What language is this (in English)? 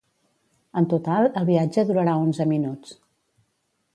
Catalan